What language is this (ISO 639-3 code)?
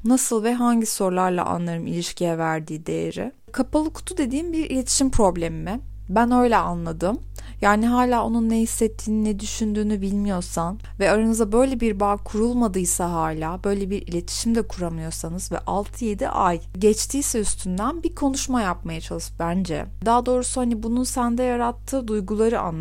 tur